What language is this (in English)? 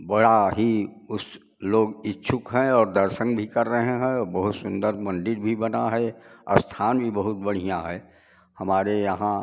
Hindi